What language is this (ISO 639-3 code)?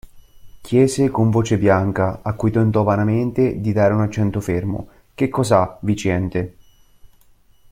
ita